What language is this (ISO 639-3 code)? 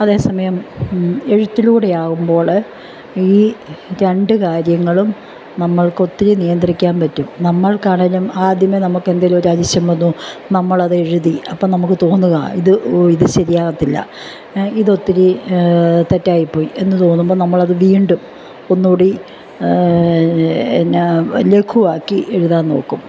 mal